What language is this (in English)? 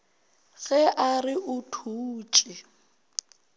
Northern Sotho